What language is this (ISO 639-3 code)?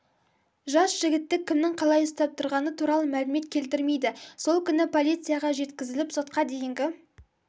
kaz